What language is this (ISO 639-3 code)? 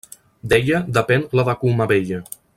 cat